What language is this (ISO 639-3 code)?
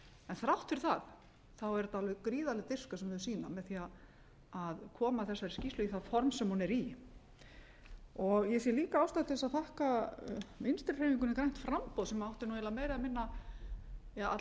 isl